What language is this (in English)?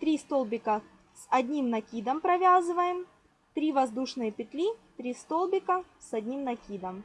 Russian